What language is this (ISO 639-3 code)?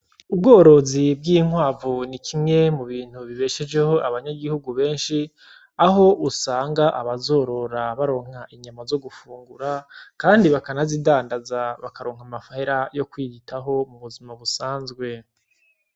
run